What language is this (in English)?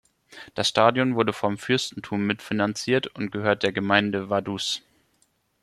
German